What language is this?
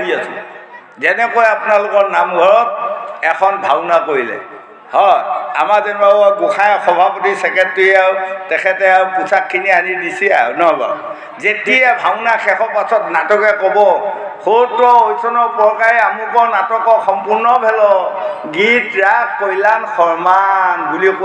Bangla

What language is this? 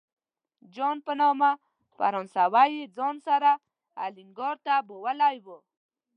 Pashto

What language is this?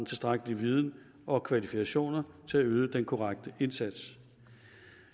Danish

